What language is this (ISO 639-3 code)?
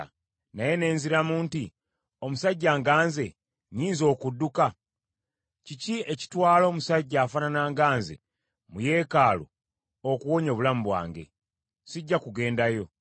lug